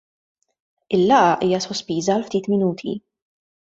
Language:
Maltese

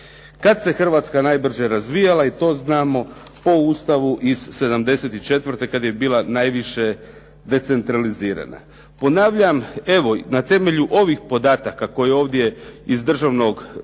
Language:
Croatian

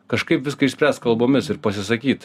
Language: Lithuanian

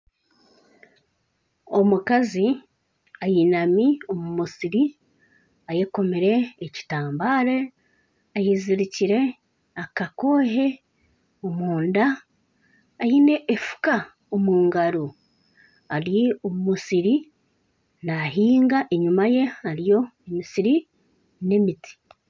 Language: Nyankole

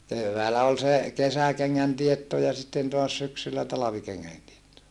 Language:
Finnish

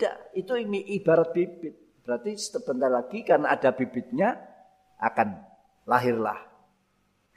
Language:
Indonesian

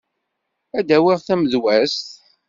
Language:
Kabyle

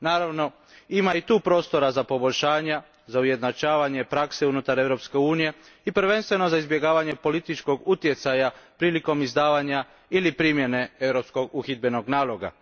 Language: Croatian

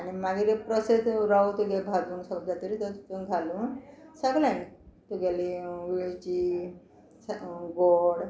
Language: Konkani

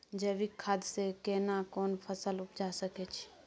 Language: Maithili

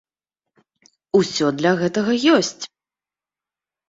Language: Belarusian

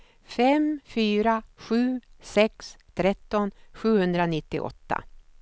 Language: Swedish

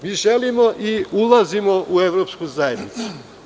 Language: Serbian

